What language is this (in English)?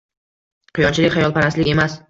Uzbek